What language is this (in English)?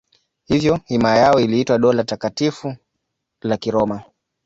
Swahili